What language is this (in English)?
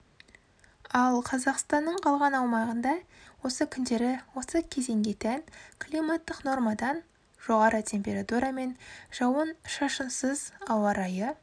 Kazakh